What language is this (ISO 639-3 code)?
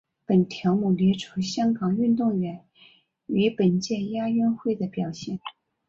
zho